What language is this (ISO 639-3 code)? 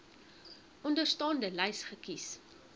afr